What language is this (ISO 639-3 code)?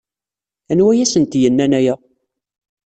kab